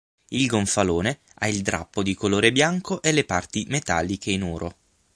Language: Italian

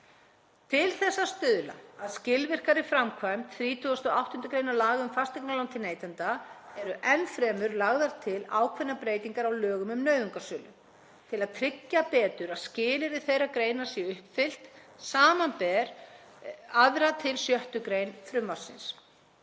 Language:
Icelandic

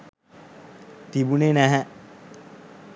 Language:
Sinhala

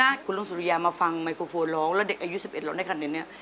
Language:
Thai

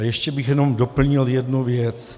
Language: Czech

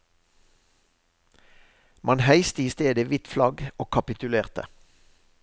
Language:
Norwegian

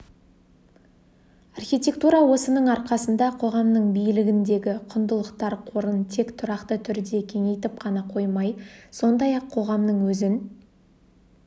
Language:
Kazakh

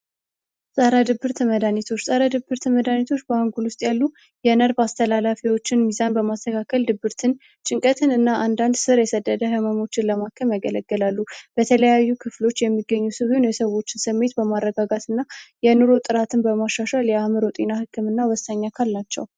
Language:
Amharic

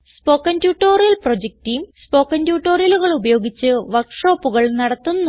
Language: Malayalam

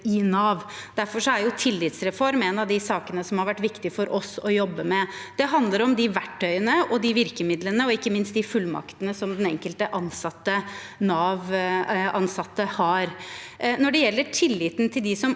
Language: Norwegian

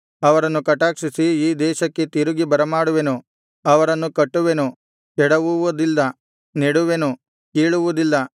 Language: Kannada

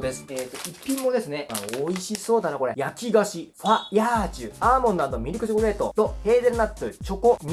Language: Japanese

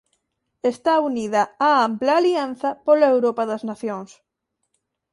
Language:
Galician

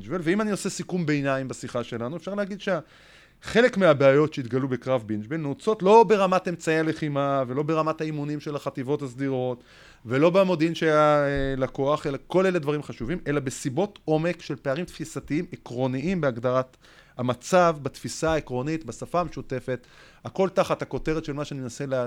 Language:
Hebrew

